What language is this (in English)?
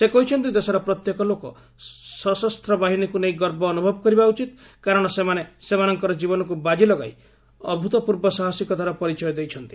Odia